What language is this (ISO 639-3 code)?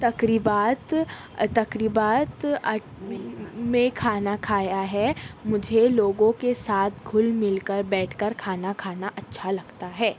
urd